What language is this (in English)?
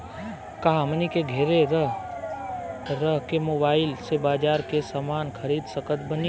Bhojpuri